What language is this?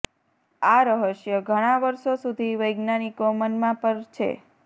Gujarati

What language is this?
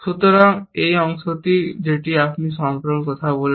Bangla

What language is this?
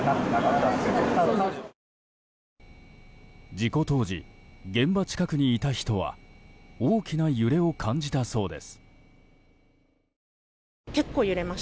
Japanese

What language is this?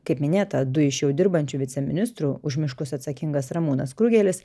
Lithuanian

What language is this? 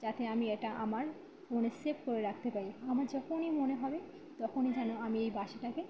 Bangla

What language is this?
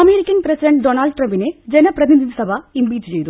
Malayalam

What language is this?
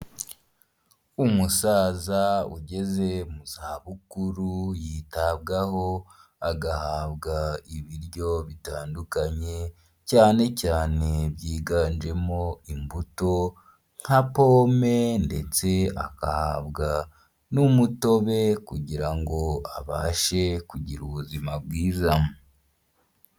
Kinyarwanda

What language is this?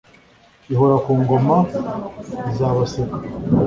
Kinyarwanda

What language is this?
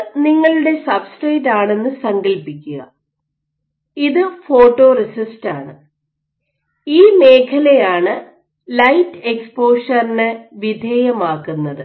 Malayalam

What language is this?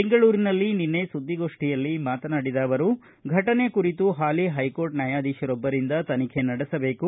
Kannada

